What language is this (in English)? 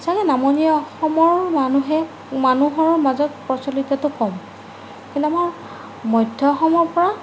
Assamese